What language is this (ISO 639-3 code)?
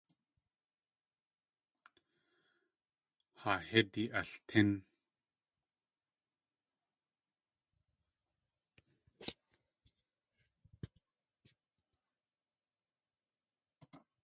tli